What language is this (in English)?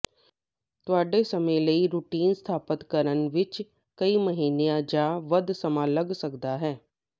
Punjabi